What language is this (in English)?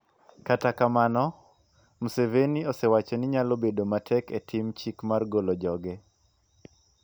Luo (Kenya and Tanzania)